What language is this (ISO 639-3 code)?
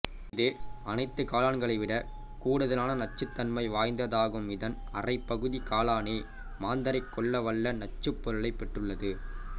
tam